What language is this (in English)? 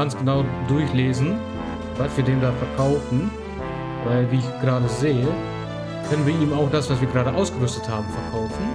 German